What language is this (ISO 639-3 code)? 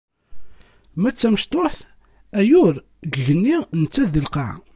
kab